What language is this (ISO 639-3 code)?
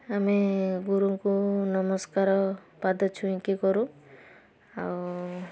ori